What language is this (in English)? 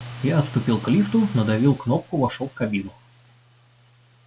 Russian